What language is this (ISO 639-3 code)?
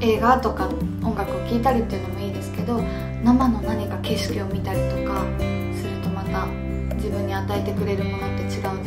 jpn